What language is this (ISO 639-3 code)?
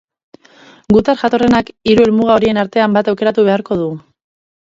eus